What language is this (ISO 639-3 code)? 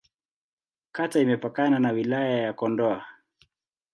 swa